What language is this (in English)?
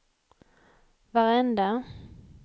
Swedish